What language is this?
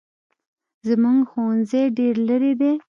Pashto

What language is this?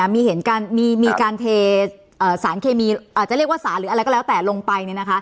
Thai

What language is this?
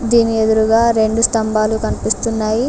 Telugu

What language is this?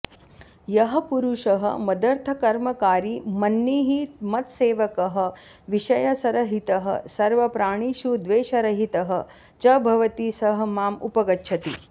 Sanskrit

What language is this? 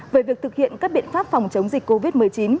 Vietnamese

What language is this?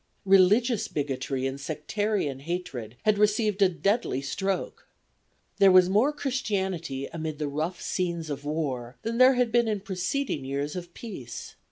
English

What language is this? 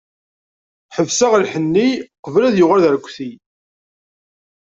Kabyle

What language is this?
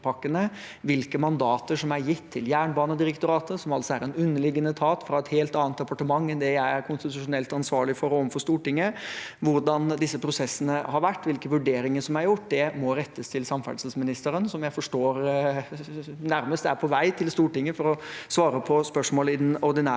Norwegian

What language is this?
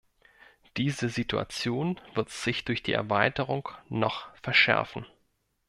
German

